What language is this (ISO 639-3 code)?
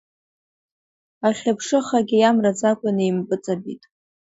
abk